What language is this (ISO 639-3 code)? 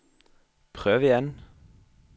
nor